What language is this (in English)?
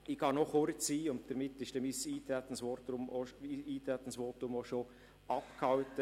Swiss German